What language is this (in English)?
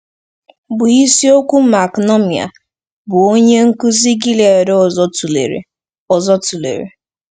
Igbo